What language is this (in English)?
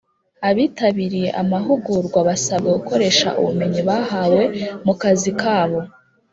Kinyarwanda